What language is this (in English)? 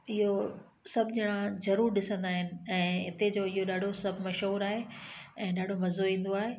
Sindhi